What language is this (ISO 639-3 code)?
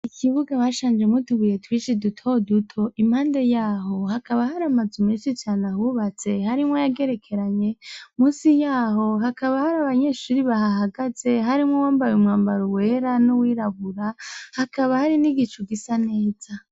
run